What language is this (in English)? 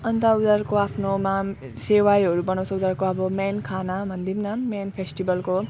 Nepali